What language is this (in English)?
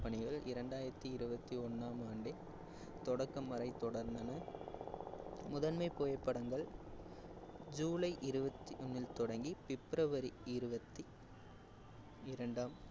Tamil